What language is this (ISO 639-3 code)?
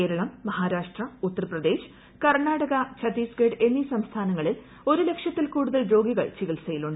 mal